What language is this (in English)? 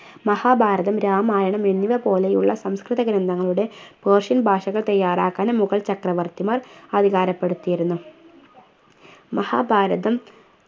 Malayalam